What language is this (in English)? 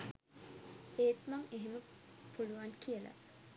Sinhala